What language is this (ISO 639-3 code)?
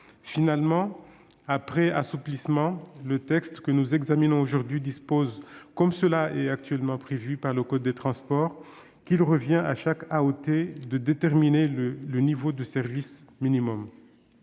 fra